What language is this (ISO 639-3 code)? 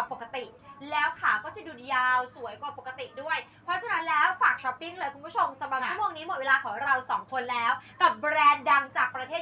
tha